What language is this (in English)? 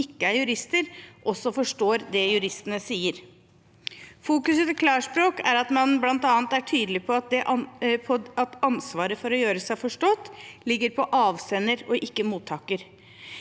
Norwegian